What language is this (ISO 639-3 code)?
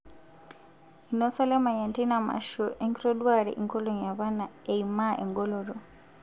mas